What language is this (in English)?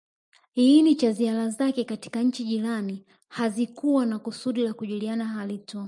Swahili